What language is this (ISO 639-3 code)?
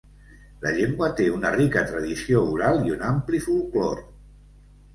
cat